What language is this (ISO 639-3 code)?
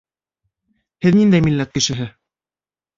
bak